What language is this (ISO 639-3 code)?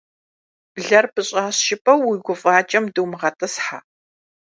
kbd